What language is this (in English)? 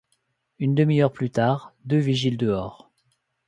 French